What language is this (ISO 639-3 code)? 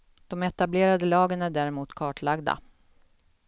swe